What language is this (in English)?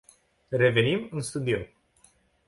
Romanian